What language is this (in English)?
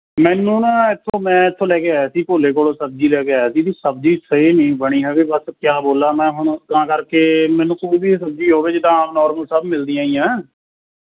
Punjabi